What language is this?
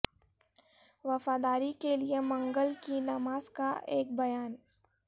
Urdu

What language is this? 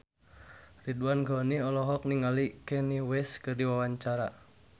Sundanese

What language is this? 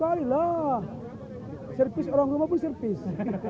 Indonesian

